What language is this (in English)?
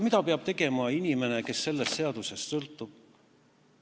Estonian